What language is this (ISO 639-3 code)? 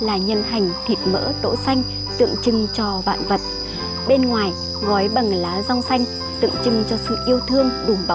vie